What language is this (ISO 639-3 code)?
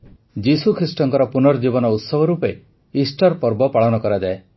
ori